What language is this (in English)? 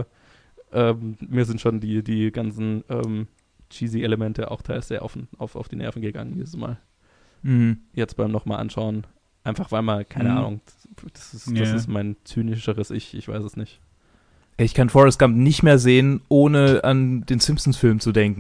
German